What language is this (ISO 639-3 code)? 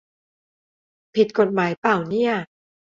tha